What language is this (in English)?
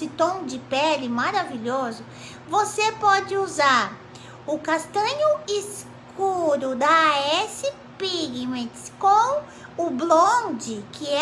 Portuguese